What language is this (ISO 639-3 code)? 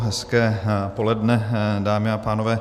ces